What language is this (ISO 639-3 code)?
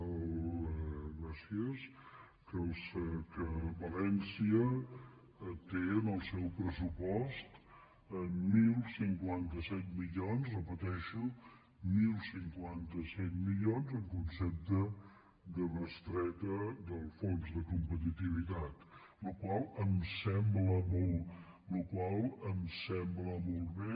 cat